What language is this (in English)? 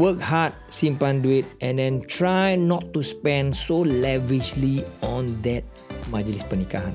Malay